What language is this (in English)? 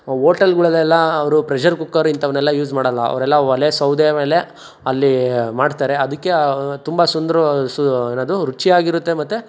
Kannada